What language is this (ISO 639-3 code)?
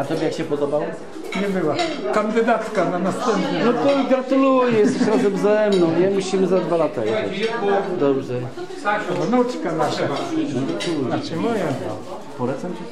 pol